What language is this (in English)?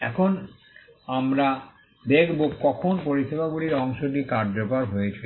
Bangla